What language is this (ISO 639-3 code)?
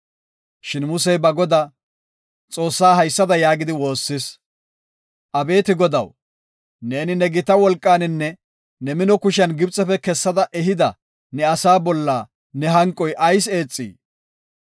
gof